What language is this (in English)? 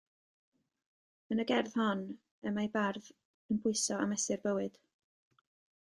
Welsh